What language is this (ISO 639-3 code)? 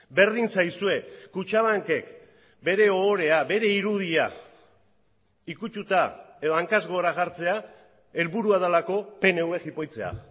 eus